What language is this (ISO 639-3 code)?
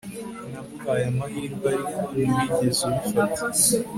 kin